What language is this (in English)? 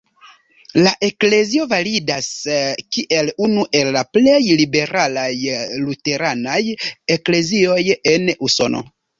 Esperanto